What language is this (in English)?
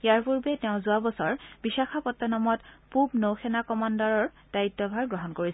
Assamese